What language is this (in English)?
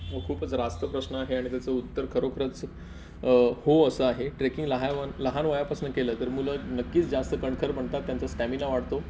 Marathi